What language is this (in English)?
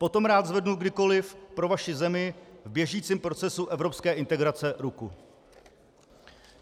Czech